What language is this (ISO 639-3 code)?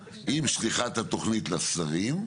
heb